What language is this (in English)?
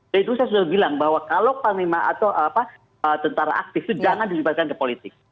Indonesian